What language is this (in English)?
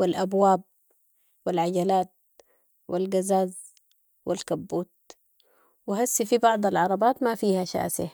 Sudanese Arabic